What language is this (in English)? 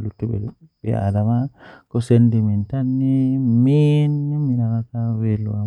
Western Niger Fulfulde